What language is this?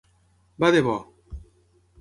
Catalan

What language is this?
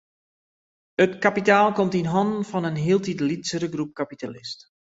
Western Frisian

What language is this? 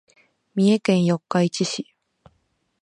Japanese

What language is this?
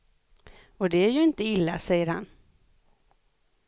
Swedish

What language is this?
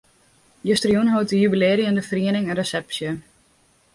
Western Frisian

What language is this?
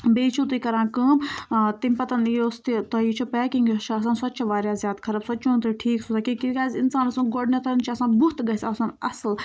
Kashmiri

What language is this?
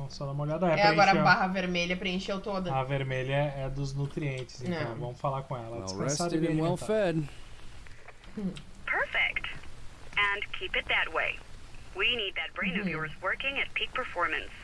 Portuguese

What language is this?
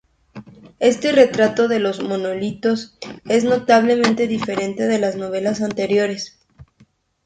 Spanish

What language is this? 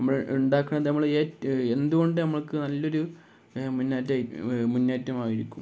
Malayalam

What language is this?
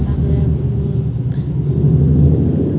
Odia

